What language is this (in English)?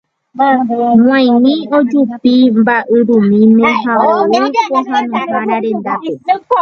Guarani